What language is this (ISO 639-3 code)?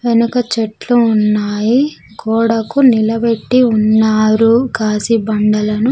tel